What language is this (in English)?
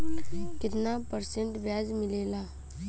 Bhojpuri